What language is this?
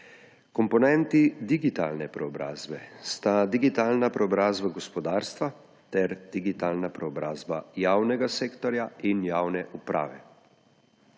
Slovenian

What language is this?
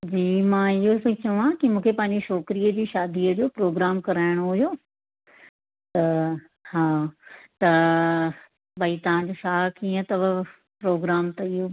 Sindhi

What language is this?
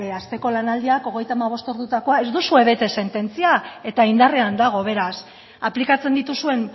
Basque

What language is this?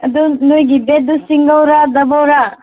Manipuri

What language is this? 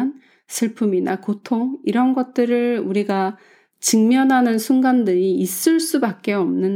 Korean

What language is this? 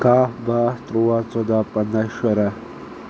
Kashmiri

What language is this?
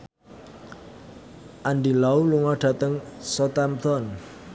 Javanese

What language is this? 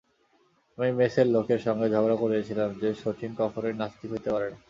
Bangla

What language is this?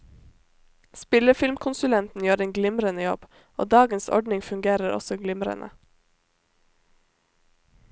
Norwegian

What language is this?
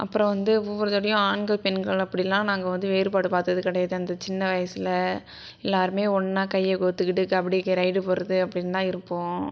Tamil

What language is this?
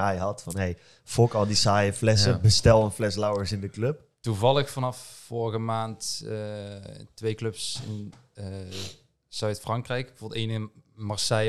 Dutch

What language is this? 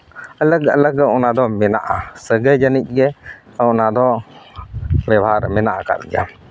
Santali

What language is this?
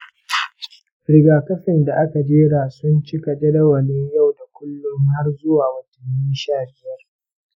Hausa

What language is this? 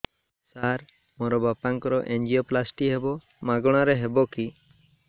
Odia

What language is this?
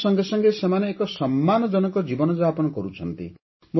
Odia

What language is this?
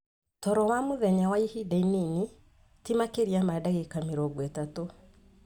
Kikuyu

